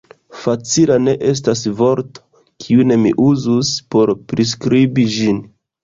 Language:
Esperanto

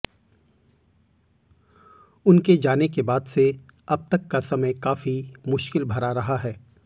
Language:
Hindi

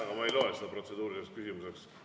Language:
Estonian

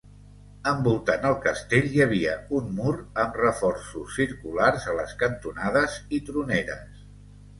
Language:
Catalan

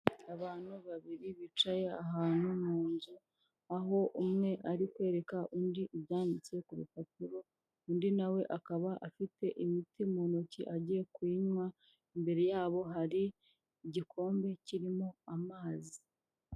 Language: Kinyarwanda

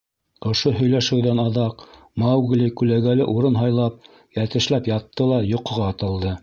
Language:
Bashkir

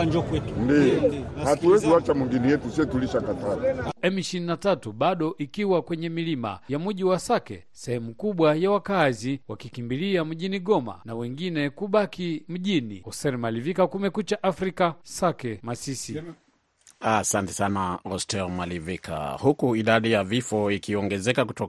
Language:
Swahili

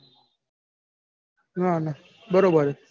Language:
Gujarati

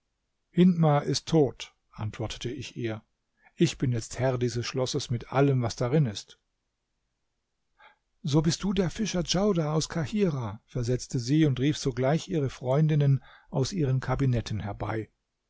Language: German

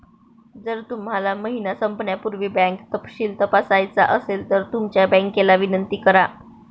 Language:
Marathi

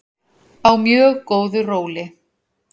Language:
Icelandic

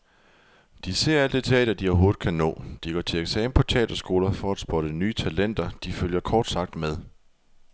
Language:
Danish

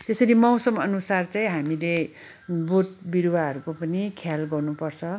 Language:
Nepali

